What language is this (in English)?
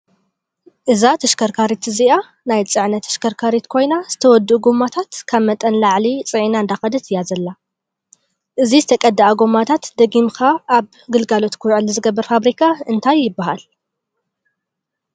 Tigrinya